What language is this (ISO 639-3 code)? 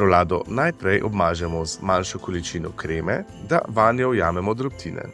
slv